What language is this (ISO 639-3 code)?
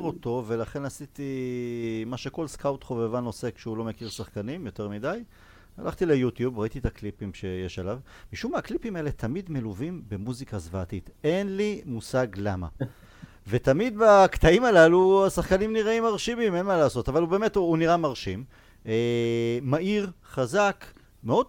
heb